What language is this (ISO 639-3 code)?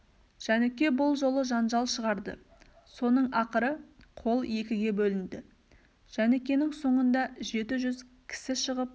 kaz